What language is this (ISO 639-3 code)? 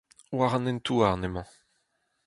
bre